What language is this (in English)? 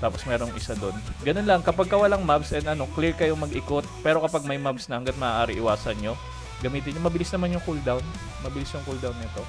Filipino